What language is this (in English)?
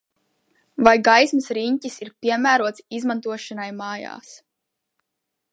Latvian